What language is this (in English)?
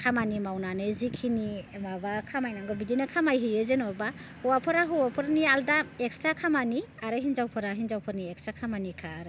Bodo